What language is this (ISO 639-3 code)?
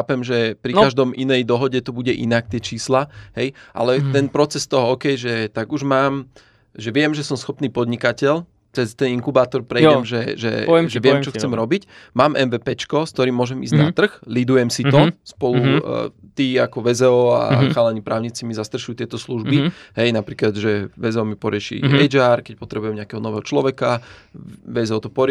slk